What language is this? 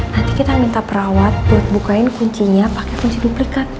Indonesian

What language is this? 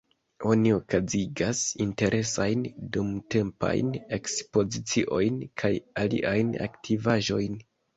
Esperanto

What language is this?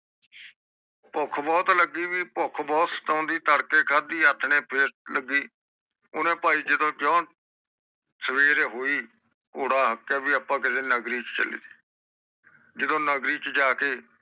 Punjabi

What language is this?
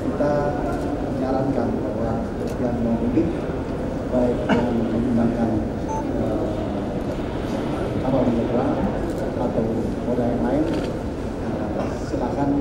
Indonesian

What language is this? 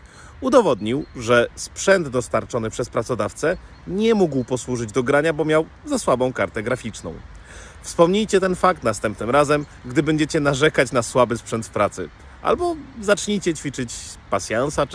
Polish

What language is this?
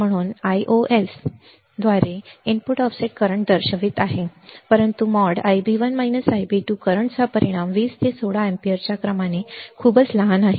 Marathi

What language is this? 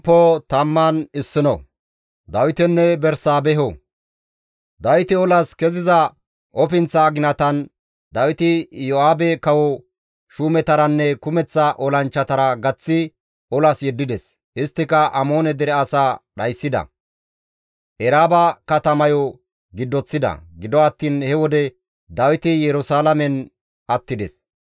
Gamo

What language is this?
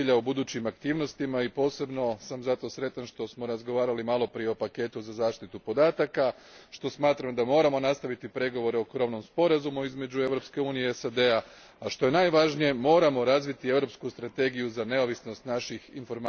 Croatian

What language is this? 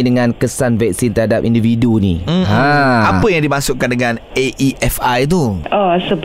Malay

